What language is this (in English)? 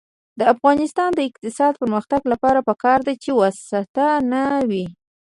Pashto